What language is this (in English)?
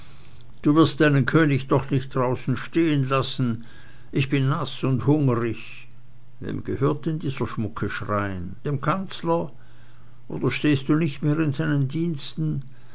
German